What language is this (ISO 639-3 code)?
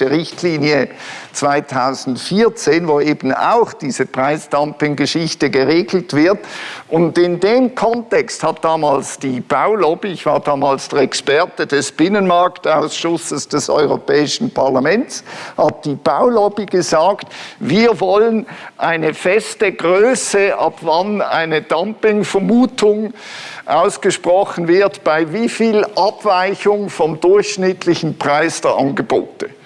deu